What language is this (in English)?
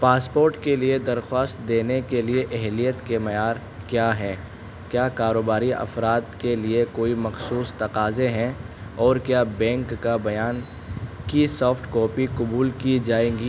Urdu